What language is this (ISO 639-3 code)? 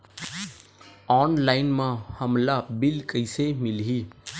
hne